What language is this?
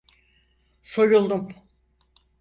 Turkish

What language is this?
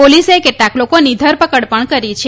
Gujarati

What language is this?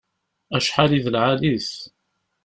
Kabyle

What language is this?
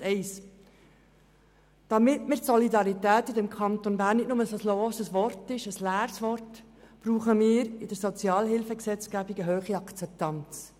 Swiss German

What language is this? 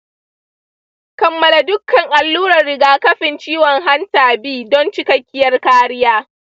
Hausa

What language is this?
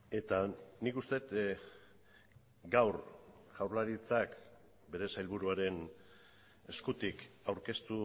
Basque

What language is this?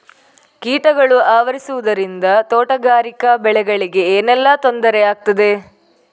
Kannada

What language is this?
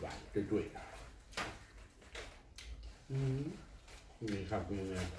Thai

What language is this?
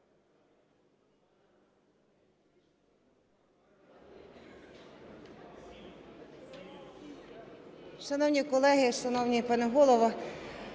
Ukrainian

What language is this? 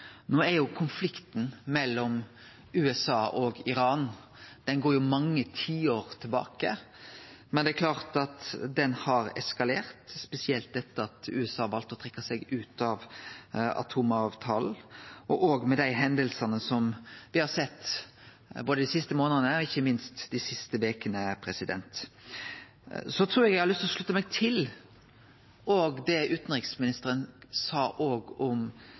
Norwegian Nynorsk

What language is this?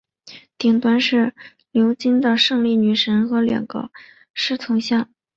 Chinese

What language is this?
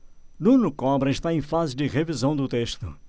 Portuguese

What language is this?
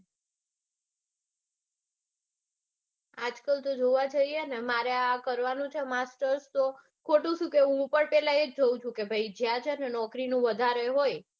Gujarati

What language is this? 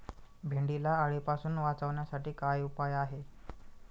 Marathi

